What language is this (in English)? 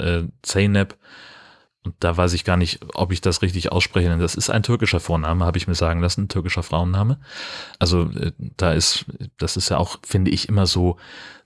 German